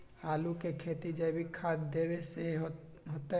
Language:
Magahi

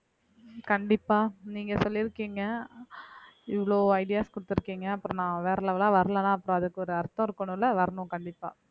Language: Tamil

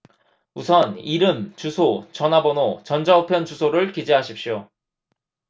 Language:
Korean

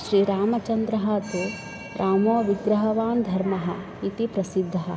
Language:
Sanskrit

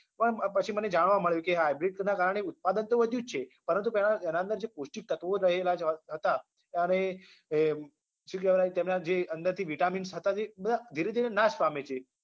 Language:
Gujarati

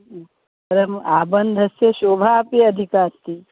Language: Sanskrit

